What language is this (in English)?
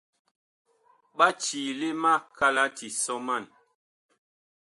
Bakoko